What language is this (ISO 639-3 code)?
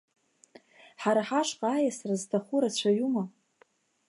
abk